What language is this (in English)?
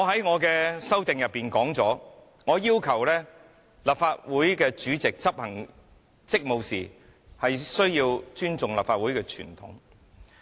Cantonese